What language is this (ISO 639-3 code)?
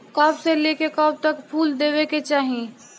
bho